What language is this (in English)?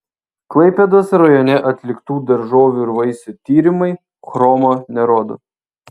Lithuanian